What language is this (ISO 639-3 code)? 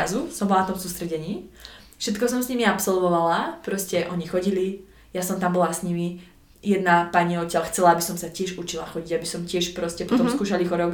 slk